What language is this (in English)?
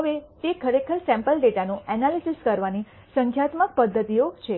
Gujarati